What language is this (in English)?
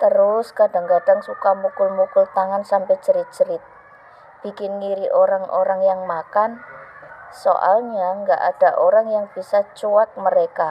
Indonesian